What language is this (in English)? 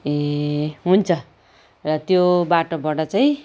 Nepali